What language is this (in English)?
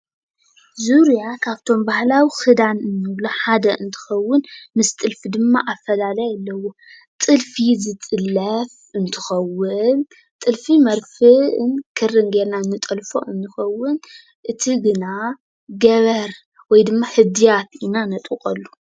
Tigrinya